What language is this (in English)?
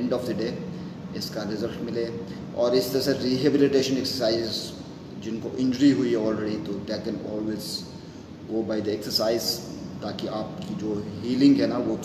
Hindi